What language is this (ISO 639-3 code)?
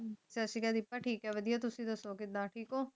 pan